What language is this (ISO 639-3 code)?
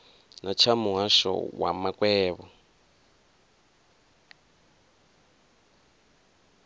ven